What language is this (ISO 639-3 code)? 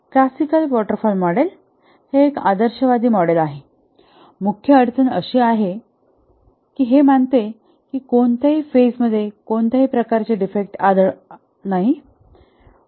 mar